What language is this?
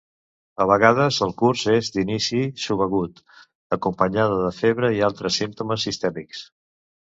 Catalan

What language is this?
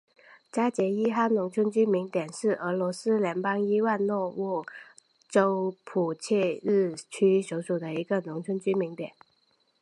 Chinese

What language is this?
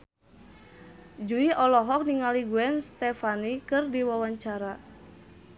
Sundanese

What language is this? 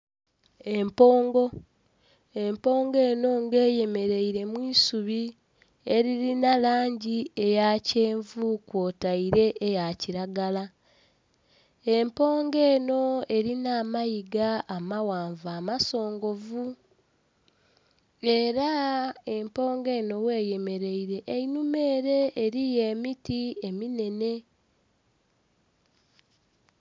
Soga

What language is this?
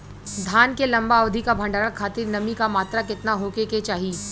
Bhojpuri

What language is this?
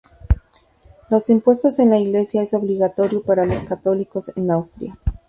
Spanish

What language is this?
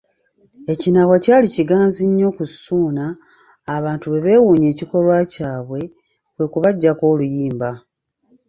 Ganda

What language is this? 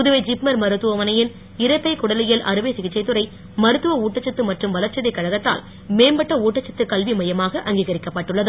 Tamil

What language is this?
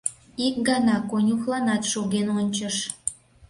Mari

